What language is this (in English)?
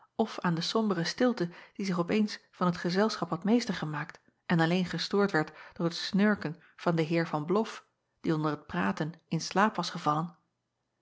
Dutch